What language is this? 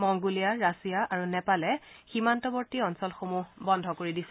Assamese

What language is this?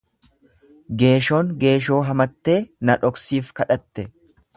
Oromo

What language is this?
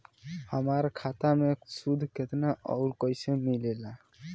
Bhojpuri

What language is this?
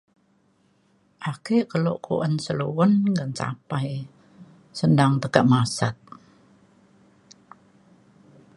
Mainstream Kenyah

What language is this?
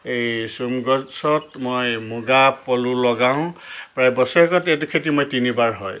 Assamese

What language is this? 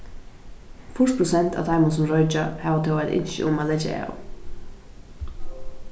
Faroese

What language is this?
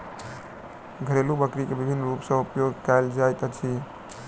Maithili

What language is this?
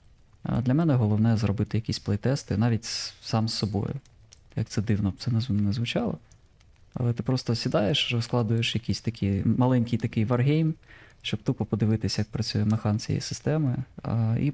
Ukrainian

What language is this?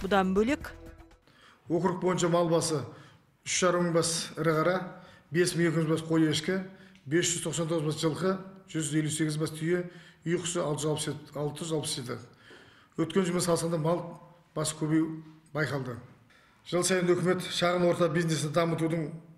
Turkish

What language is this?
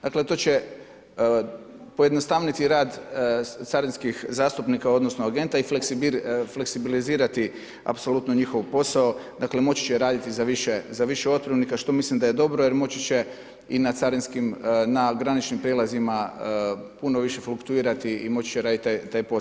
Croatian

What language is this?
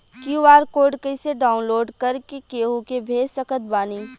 Bhojpuri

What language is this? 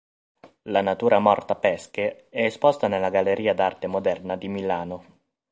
Italian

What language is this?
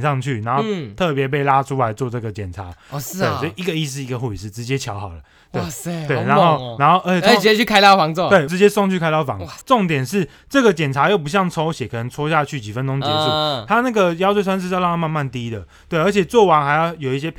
Chinese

